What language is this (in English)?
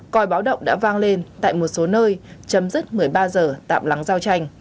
Vietnamese